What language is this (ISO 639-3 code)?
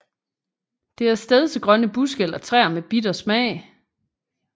dan